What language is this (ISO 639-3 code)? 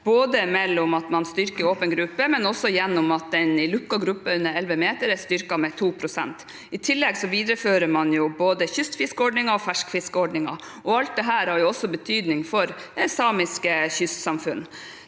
nor